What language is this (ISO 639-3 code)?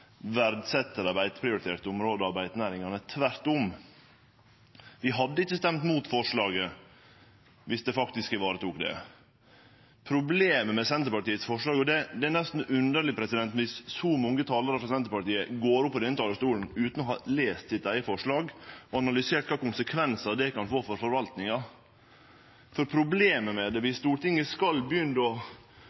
nno